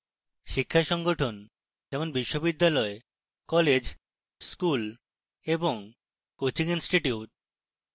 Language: Bangla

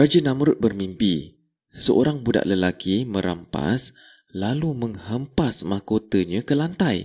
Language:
Malay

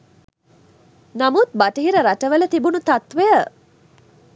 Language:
Sinhala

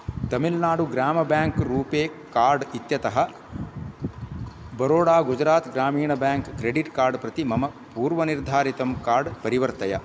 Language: Sanskrit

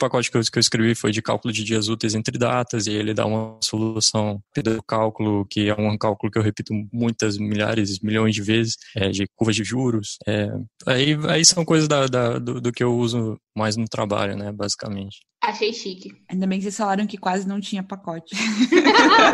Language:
Portuguese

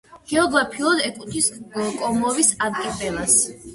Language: Georgian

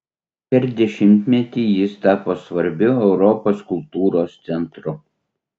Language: Lithuanian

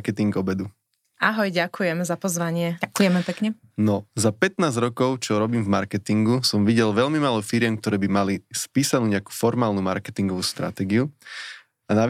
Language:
Slovak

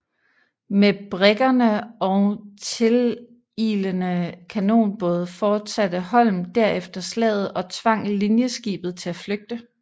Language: Danish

